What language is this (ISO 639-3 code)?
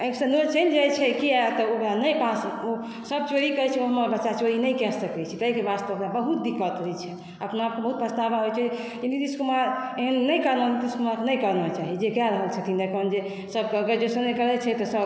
mai